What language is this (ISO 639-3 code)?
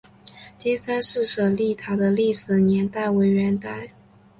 zho